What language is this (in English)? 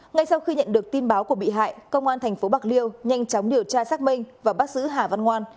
Vietnamese